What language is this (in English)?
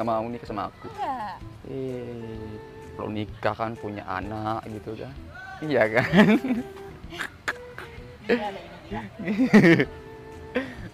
Indonesian